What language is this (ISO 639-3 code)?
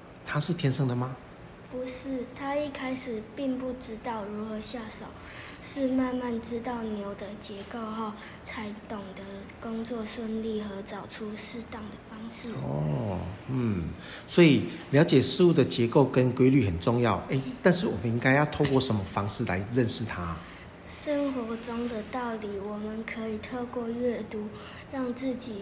zho